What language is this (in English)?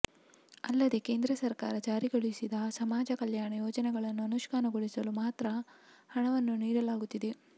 Kannada